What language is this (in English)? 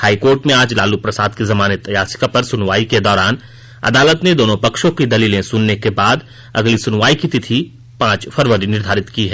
Hindi